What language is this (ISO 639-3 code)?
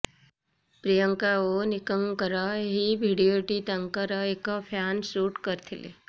ori